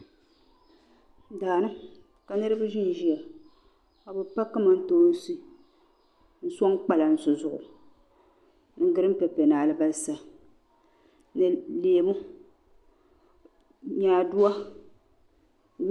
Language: Dagbani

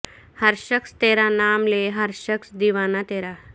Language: Urdu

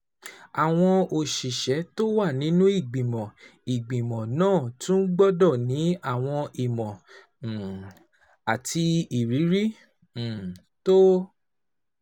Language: Yoruba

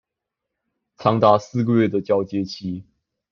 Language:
Chinese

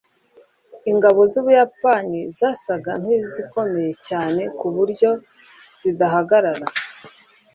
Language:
Kinyarwanda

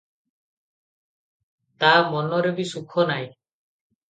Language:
Odia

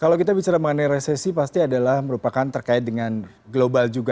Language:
Indonesian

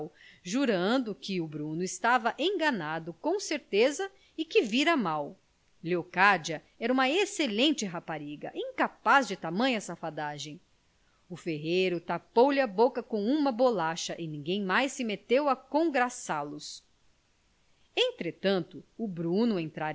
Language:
Portuguese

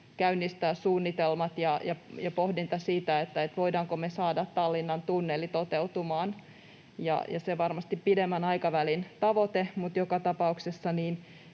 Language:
Finnish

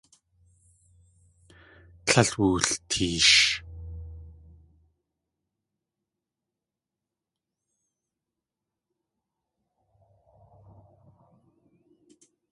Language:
Tlingit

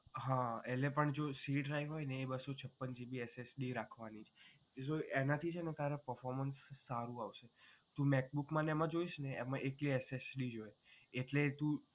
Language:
Gujarati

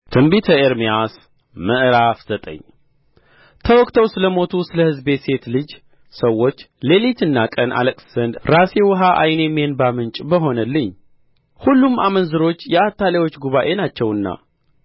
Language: Amharic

